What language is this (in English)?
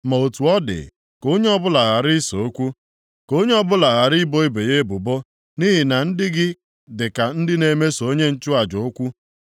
Igbo